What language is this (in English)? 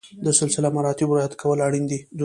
Pashto